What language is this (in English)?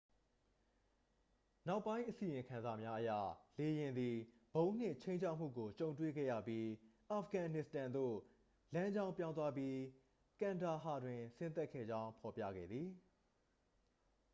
Burmese